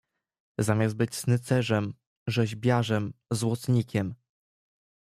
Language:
Polish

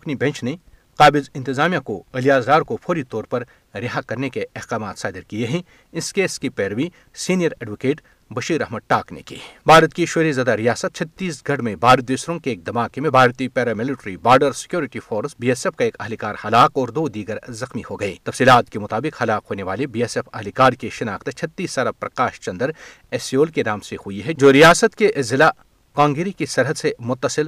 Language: Urdu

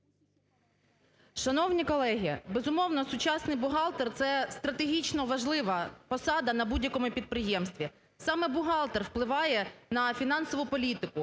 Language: Ukrainian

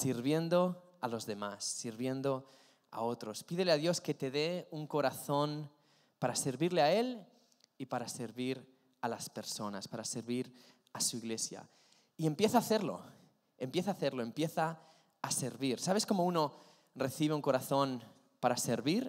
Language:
Spanish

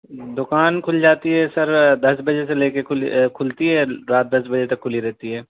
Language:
Urdu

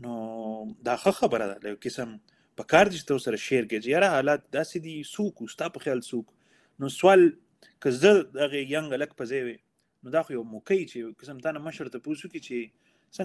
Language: Urdu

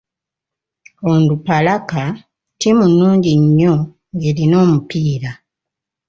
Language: Ganda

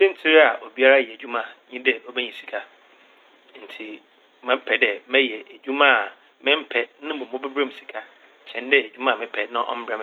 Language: Akan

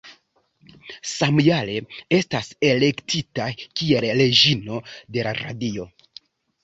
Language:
Esperanto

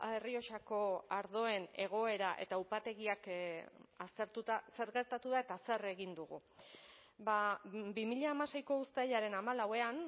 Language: Basque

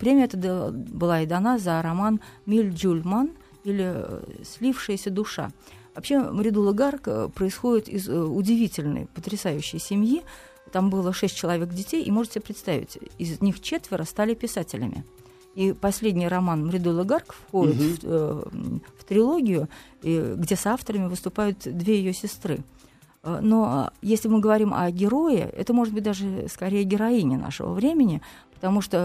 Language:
Russian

